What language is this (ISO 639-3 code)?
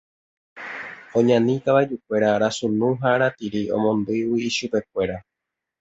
grn